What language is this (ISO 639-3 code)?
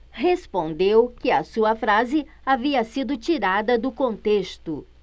por